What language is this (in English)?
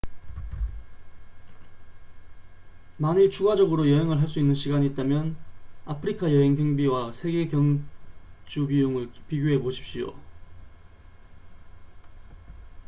Korean